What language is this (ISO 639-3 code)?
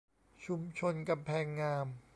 tha